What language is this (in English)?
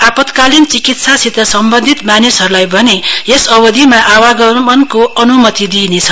Nepali